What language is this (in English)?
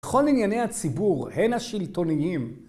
Hebrew